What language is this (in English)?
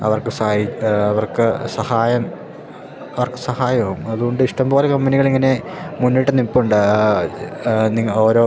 Malayalam